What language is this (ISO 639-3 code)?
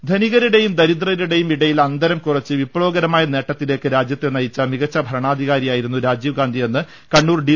mal